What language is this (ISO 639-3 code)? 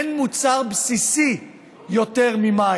heb